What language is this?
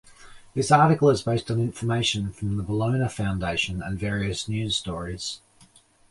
English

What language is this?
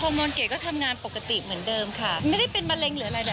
Thai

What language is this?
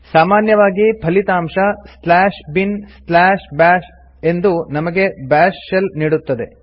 Kannada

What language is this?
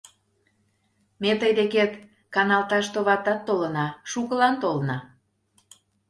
Mari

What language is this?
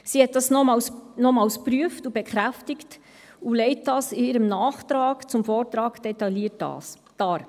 Swiss German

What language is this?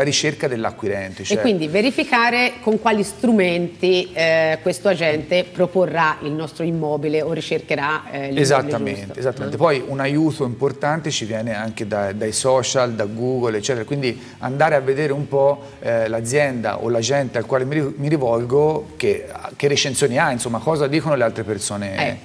Italian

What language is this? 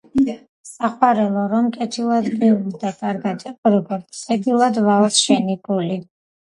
Georgian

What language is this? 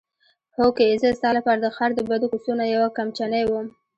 Pashto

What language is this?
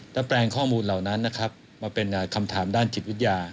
Thai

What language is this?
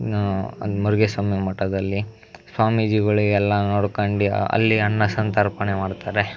Kannada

